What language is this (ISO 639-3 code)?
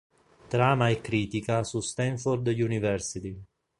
ita